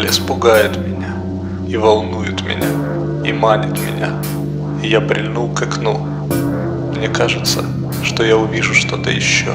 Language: Russian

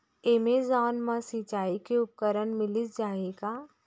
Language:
Chhattisgarhi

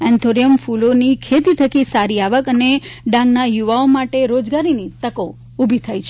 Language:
Gujarati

